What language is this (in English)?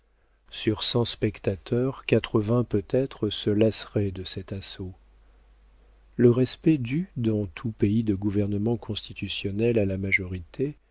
French